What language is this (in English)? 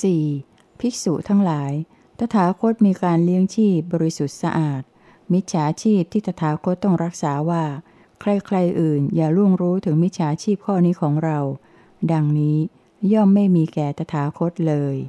Thai